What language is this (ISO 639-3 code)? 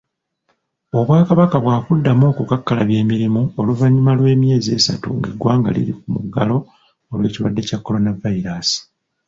lug